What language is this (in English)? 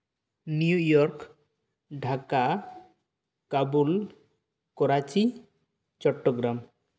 Santali